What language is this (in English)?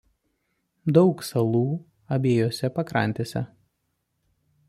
Lithuanian